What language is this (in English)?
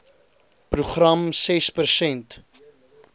Afrikaans